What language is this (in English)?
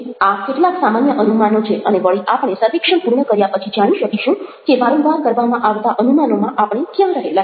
Gujarati